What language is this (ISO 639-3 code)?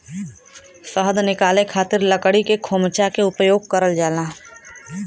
bho